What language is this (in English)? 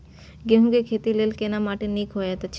Maithili